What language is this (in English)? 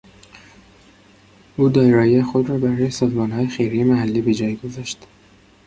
Persian